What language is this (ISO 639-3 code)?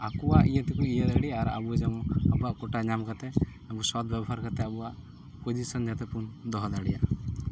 sat